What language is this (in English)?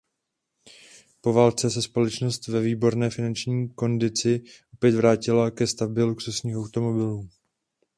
Czech